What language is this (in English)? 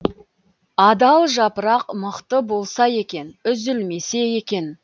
Kazakh